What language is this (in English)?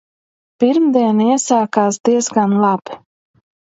Latvian